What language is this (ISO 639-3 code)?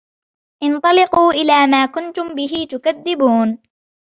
ara